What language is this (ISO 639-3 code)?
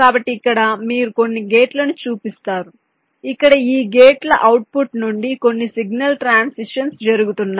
tel